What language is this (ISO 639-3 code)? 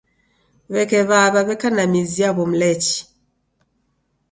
dav